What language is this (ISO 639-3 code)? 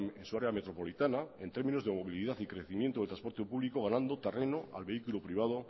spa